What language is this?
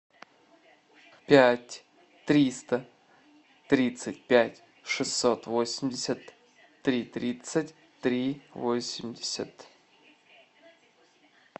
Russian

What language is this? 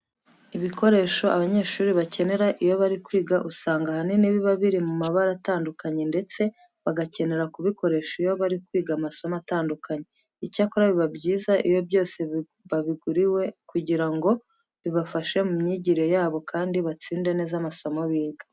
Kinyarwanda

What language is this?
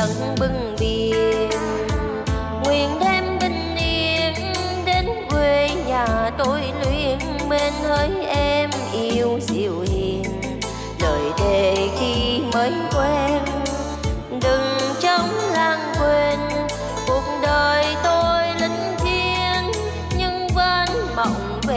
Vietnamese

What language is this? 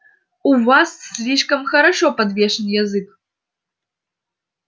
Russian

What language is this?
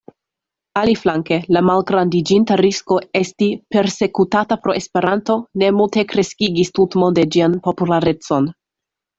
Esperanto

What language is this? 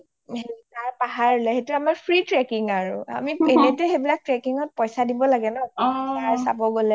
Assamese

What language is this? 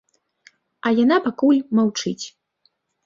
Belarusian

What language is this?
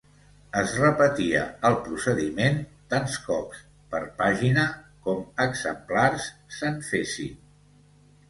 Catalan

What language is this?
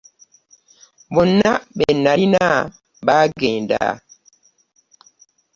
Ganda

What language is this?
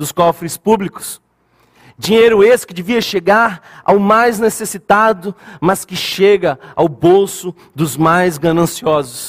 Portuguese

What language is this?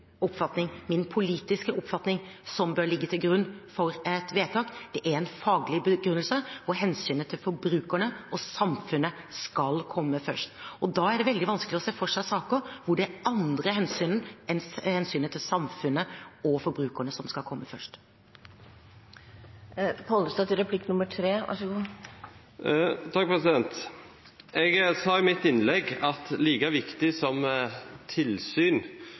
Norwegian Bokmål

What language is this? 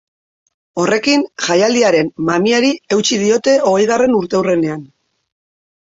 Basque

